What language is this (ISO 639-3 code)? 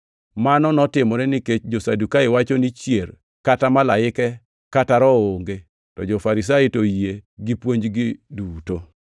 luo